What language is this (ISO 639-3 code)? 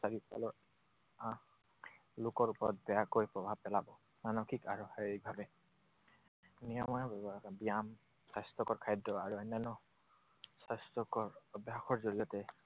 asm